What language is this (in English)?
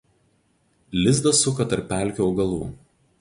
Lithuanian